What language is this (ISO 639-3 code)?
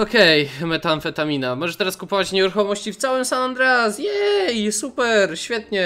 pol